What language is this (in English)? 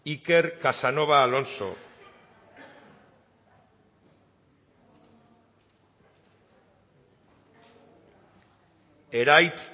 Basque